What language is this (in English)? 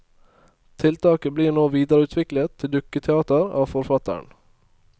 Norwegian